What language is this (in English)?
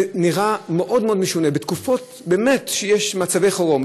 Hebrew